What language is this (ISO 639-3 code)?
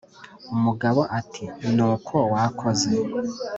kin